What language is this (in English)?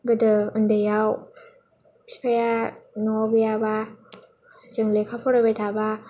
Bodo